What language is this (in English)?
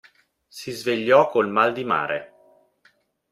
Italian